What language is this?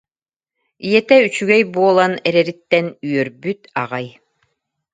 Yakut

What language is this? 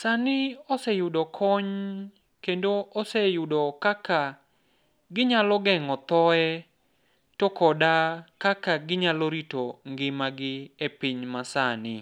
Luo (Kenya and Tanzania)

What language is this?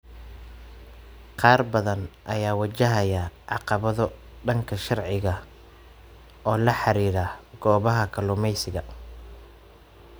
Somali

